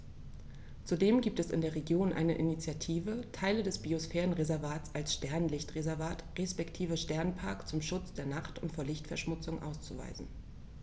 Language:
German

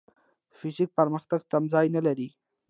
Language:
Pashto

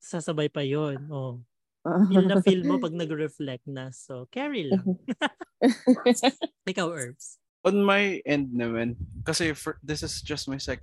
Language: Filipino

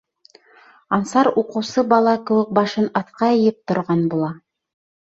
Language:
Bashkir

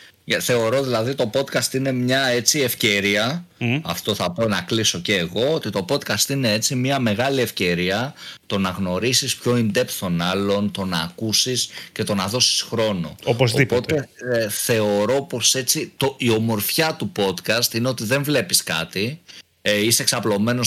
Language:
Greek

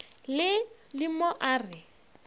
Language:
Northern Sotho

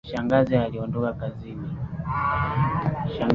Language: Swahili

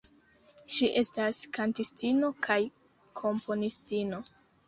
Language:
Esperanto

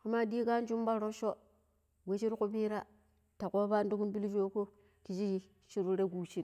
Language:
Pero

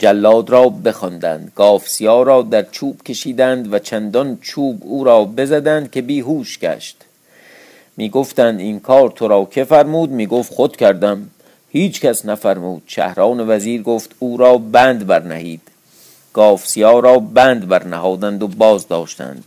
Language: Persian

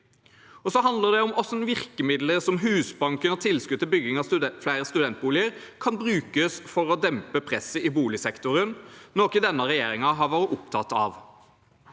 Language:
Norwegian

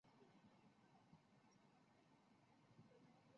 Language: Chinese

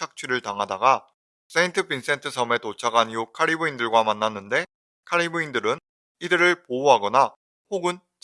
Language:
Korean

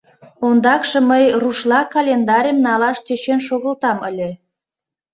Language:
Mari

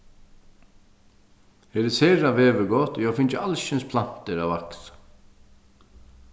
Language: Faroese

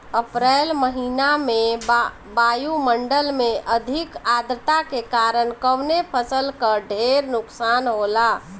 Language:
Bhojpuri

